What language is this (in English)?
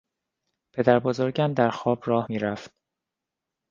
Persian